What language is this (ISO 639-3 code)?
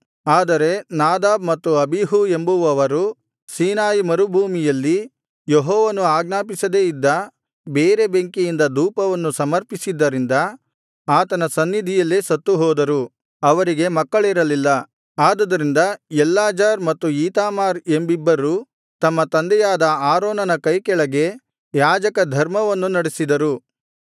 kan